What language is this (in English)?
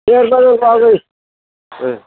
Bodo